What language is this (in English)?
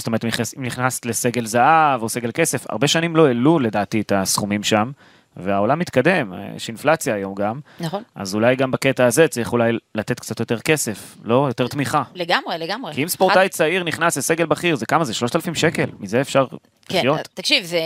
Hebrew